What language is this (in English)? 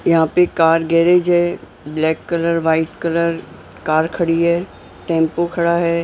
Hindi